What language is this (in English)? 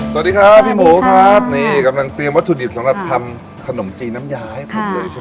Thai